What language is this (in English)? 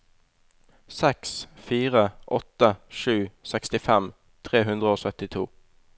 Norwegian